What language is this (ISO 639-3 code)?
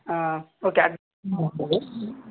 kan